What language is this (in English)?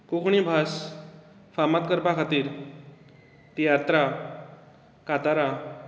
Konkani